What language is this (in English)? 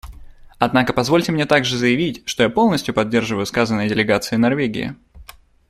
Russian